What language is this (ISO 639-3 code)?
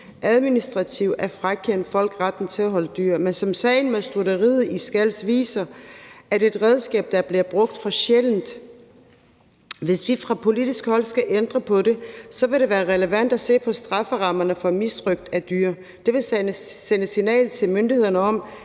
dan